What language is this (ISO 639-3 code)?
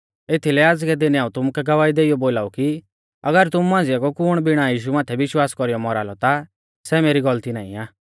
bfz